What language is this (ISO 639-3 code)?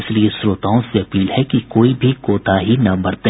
hin